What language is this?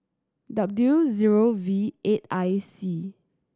English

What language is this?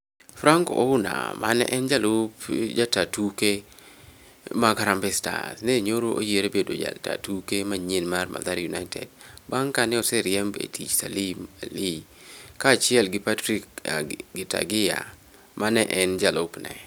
Luo (Kenya and Tanzania)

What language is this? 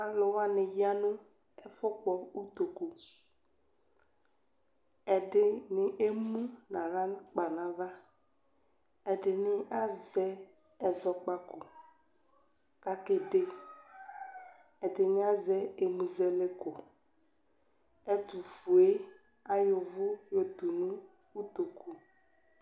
Ikposo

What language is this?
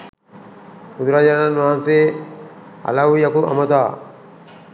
Sinhala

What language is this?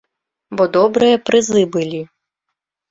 Belarusian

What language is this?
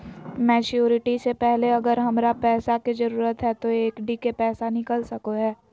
Magahi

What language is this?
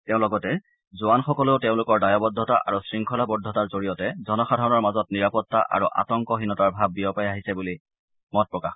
Assamese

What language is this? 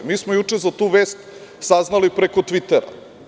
Serbian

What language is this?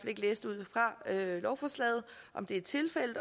Danish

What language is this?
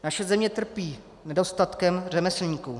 Czech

